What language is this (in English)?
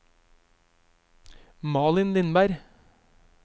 Norwegian